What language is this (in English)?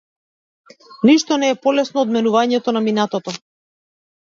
Macedonian